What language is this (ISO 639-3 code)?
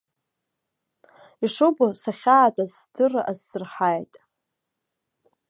abk